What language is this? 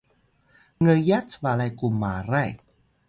Atayal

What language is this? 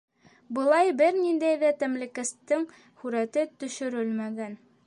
Bashkir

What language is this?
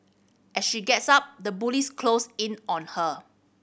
English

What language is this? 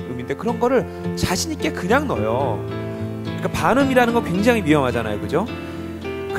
Korean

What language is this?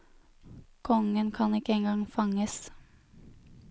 Norwegian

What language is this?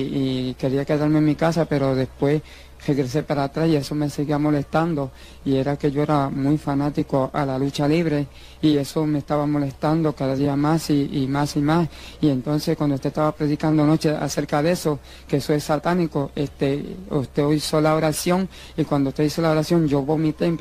Spanish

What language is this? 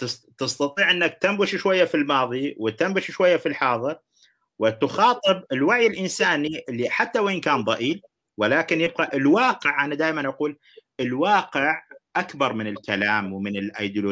Arabic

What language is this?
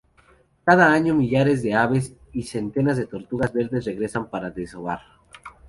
Spanish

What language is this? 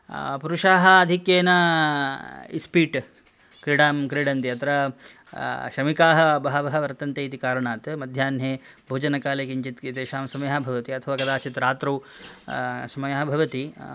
Sanskrit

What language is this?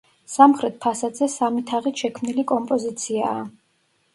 Georgian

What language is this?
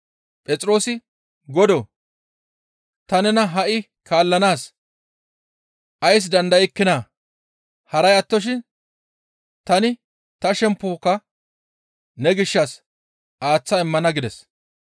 Gamo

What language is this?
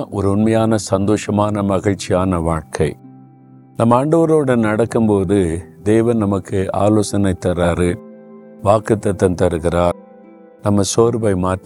Tamil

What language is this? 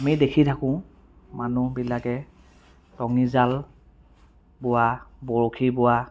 Assamese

